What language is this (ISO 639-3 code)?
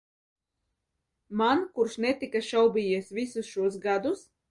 lav